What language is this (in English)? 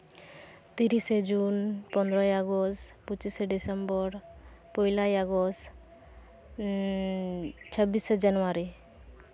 Santali